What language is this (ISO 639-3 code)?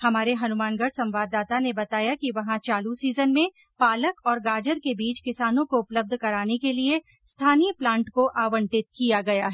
hin